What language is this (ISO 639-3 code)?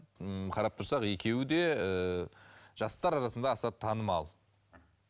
kaz